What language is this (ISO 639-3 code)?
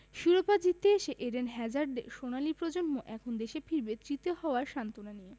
ben